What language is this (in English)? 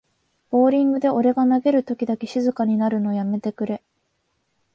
Japanese